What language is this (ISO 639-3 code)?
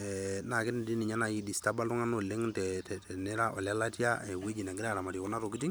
mas